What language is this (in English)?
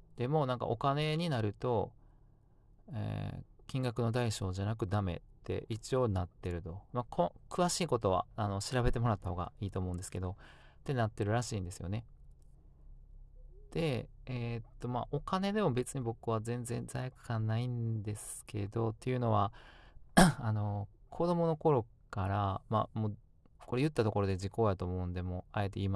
Japanese